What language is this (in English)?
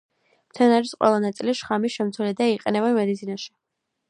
Georgian